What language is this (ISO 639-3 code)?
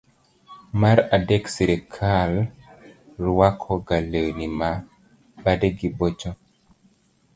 luo